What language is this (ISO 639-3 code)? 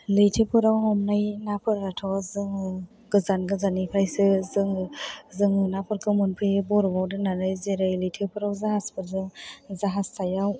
brx